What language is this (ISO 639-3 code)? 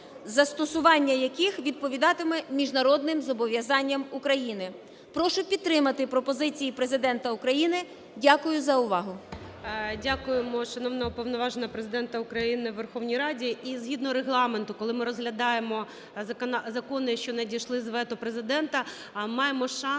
ukr